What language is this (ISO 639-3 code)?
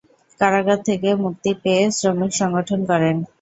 ben